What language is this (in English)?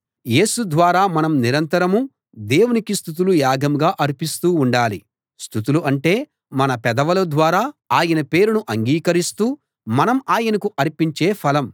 Telugu